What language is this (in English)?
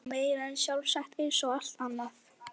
Icelandic